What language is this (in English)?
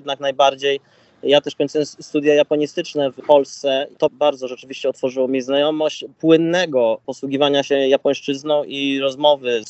Polish